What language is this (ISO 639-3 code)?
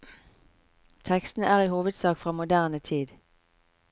nor